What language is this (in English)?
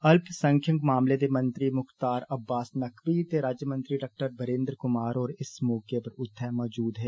Dogri